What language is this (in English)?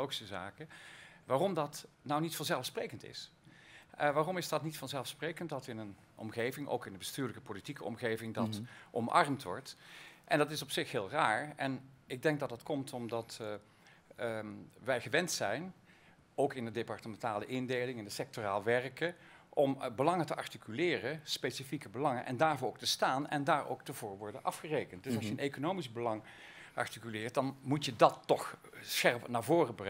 Dutch